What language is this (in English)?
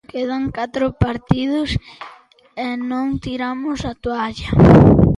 Galician